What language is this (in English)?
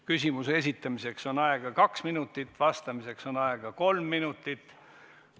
Estonian